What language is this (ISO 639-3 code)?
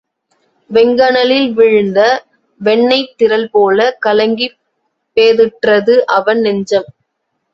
tam